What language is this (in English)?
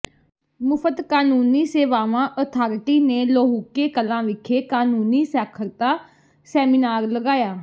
Punjabi